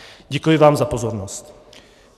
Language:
Czech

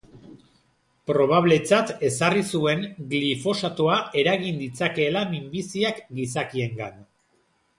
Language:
Basque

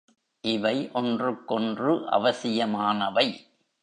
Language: Tamil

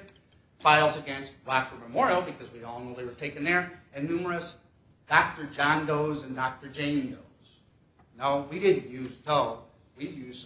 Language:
English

